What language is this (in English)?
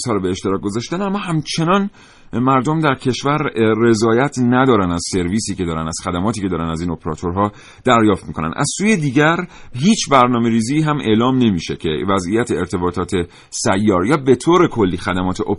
Persian